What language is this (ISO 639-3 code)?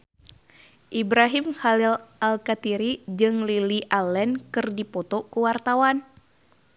sun